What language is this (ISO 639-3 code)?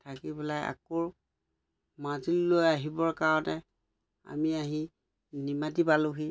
asm